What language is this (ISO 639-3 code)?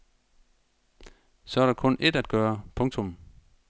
dan